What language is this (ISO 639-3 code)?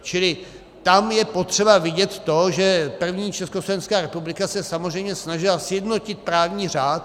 ces